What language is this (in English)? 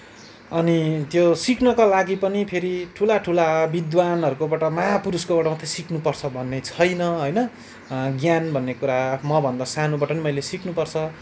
Nepali